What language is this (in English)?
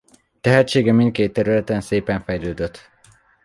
Hungarian